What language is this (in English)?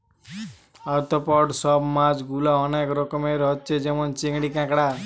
Bangla